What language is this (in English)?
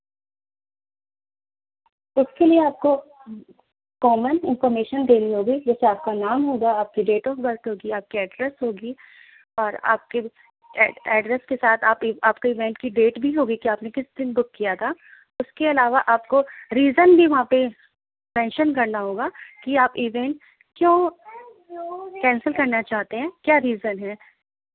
Urdu